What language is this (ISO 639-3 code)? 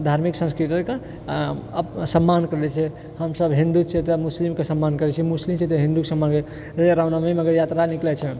mai